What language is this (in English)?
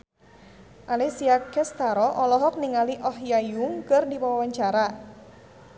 Sundanese